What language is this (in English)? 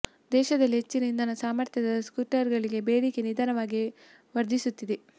Kannada